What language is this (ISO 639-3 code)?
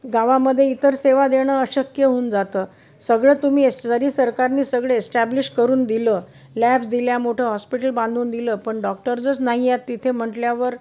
mar